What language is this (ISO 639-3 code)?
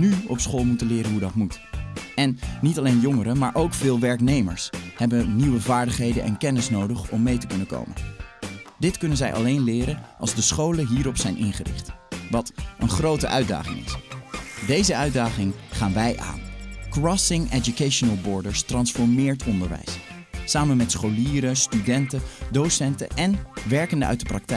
nld